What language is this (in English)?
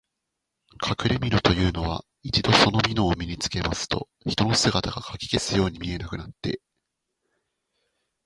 Japanese